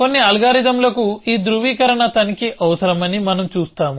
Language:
Telugu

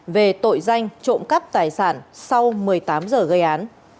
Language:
Vietnamese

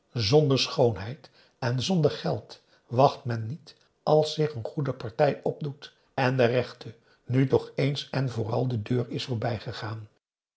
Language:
Dutch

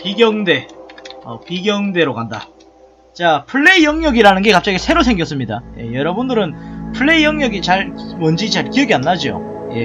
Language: Korean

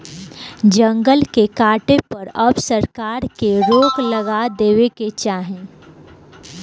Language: Bhojpuri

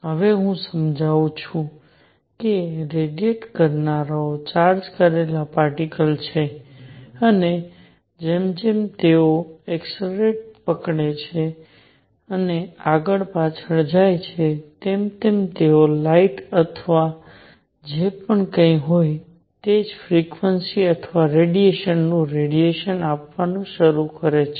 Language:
Gujarati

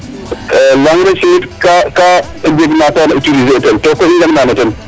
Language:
Serer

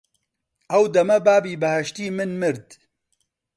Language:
Central Kurdish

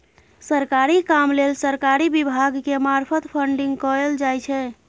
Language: Maithili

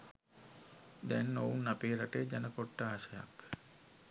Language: Sinhala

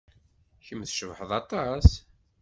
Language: Kabyle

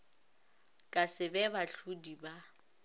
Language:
Northern Sotho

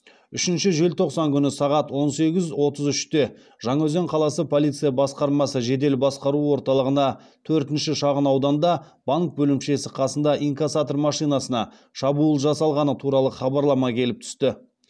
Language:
Kazakh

